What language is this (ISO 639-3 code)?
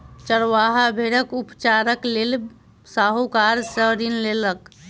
mai